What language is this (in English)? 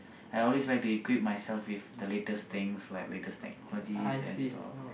English